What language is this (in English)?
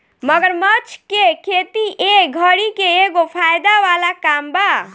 Bhojpuri